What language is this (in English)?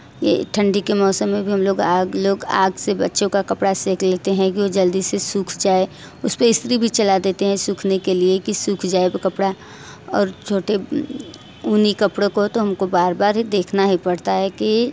Hindi